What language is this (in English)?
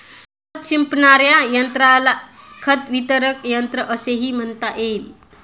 Marathi